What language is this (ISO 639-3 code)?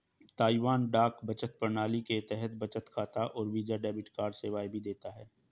hin